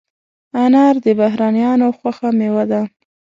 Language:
Pashto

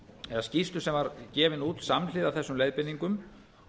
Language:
Icelandic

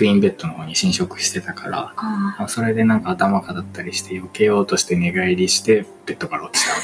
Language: Japanese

